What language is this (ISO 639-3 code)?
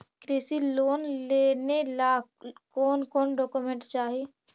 mag